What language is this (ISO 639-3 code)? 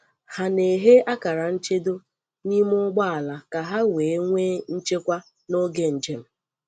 ibo